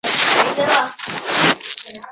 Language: Chinese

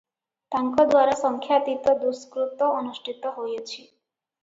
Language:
Odia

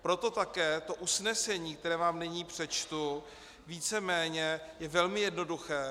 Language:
Czech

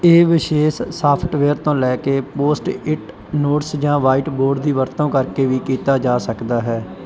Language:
Punjabi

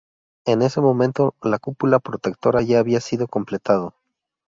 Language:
Spanish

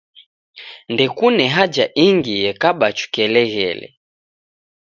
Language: Taita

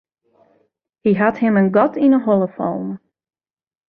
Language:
Western Frisian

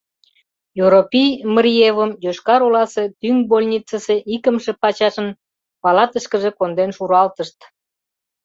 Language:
Mari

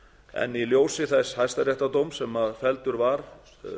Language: Icelandic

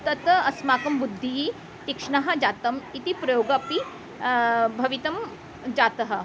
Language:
Sanskrit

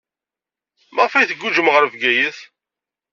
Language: Kabyle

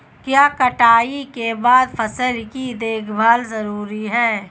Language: Hindi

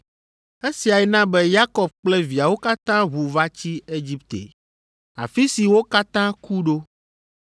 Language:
Ewe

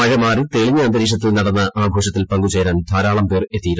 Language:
Malayalam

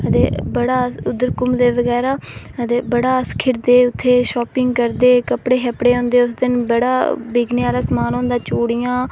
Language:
Dogri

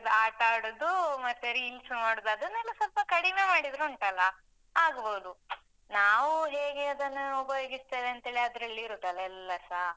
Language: Kannada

